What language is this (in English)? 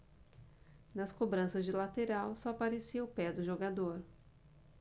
Portuguese